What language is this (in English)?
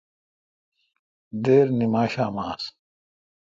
Kalkoti